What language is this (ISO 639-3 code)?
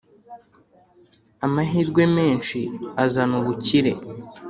kin